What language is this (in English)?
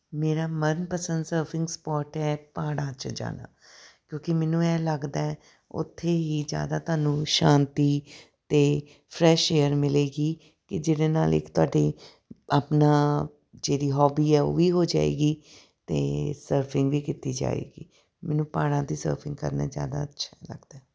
Punjabi